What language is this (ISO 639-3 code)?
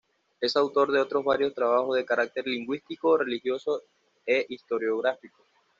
spa